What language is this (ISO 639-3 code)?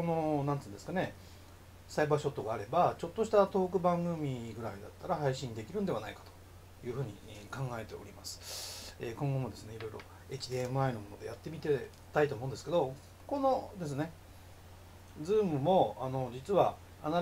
jpn